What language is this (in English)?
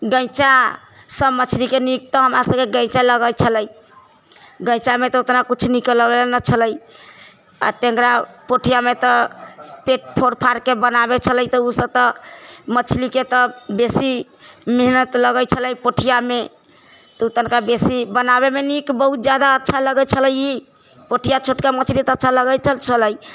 Maithili